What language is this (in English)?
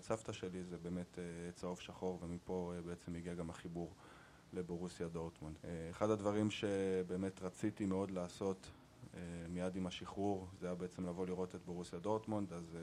Hebrew